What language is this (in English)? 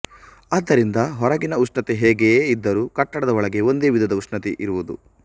Kannada